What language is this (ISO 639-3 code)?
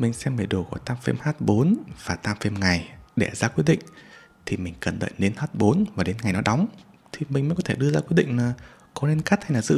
vie